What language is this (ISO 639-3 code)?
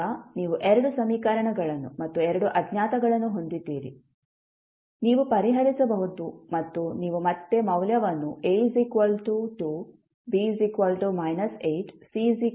kan